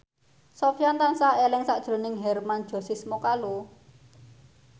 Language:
Javanese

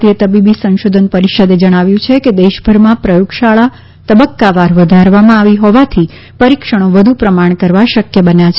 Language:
Gujarati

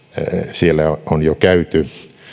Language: Finnish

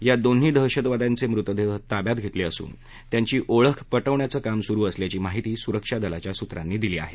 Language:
Marathi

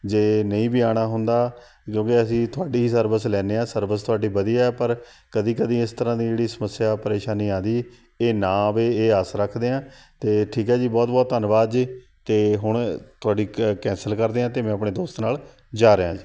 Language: Punjabi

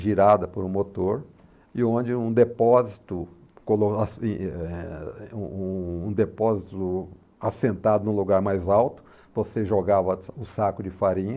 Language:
Portuguese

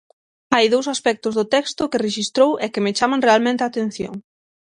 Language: Galician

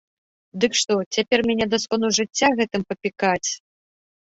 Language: Belarusian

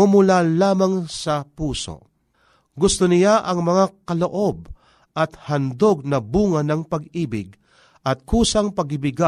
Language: Filipino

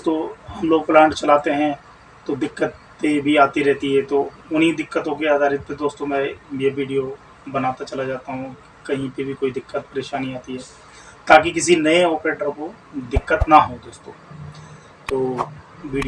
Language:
Hindi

